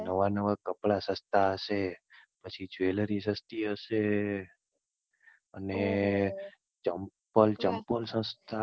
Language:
Gujarati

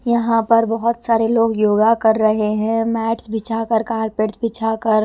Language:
Hindi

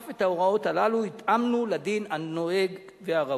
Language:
Hebrew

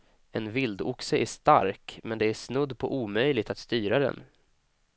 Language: Swedish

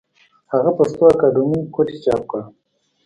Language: Pashto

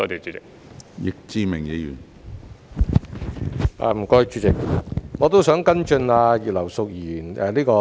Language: Cantonese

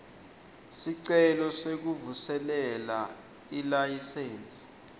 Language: Swati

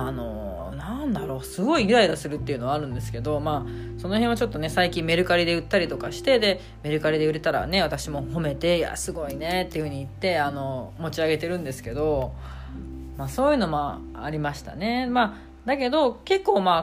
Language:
Japanese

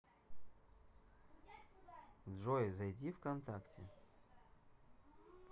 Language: Russian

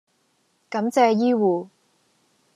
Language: Cantonese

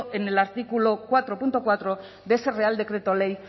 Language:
Spanish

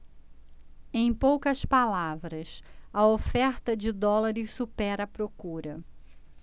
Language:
Portuguese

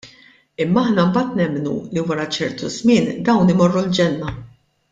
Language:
Maltese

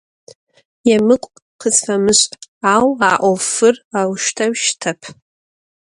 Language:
Adyghe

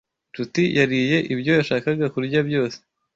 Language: Kinyarwanda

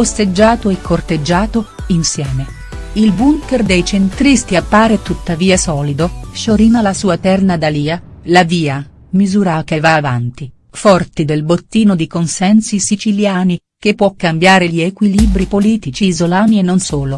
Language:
Italian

